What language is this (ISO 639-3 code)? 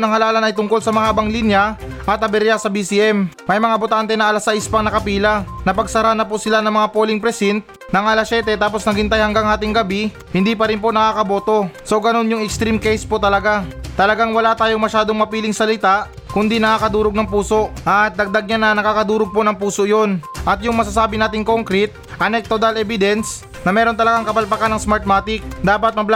fil